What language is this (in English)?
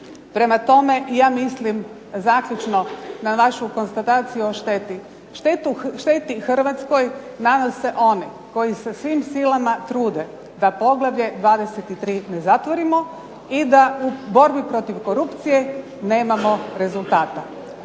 Croatian